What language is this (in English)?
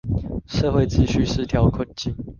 Chinese